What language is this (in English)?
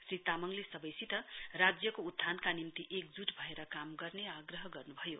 Nepali